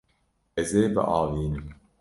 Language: Kurdish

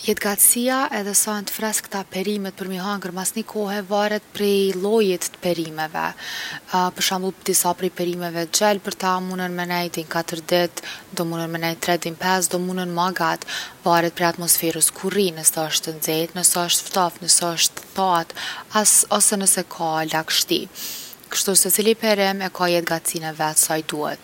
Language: Gheg Albanian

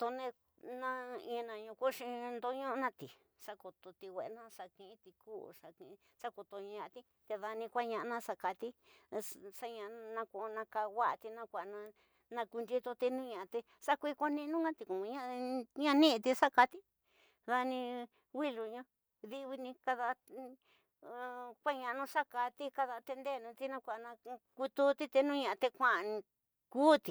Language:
Tidaá Mixtec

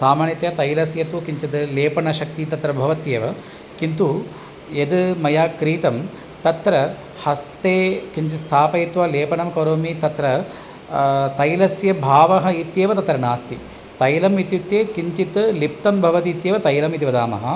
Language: Sanskrit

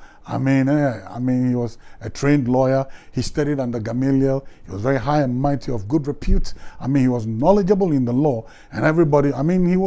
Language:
English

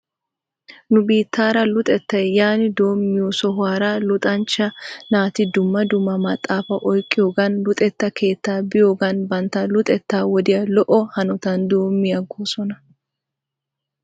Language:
Wolaytta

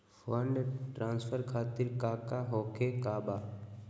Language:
Magahi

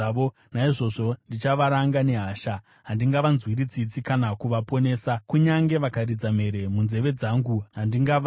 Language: Shona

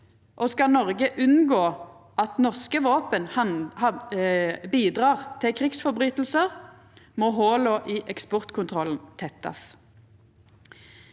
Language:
Norwegian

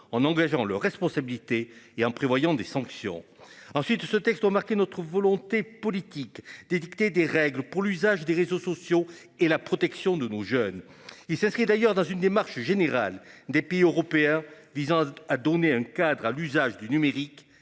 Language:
French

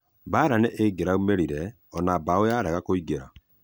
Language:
Kikuyu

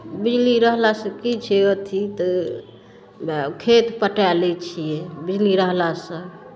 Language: Maithili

